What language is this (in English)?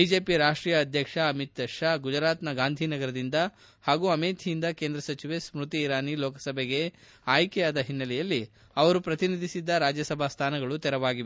Kannada